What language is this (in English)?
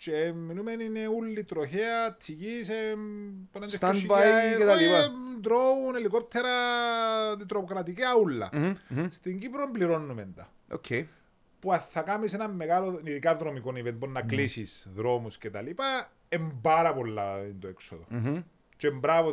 Greek